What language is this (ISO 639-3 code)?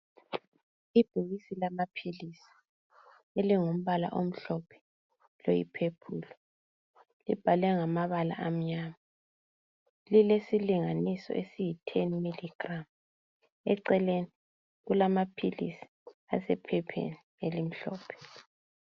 nde